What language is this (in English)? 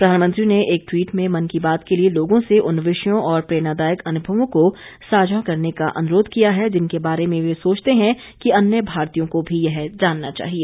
Hindi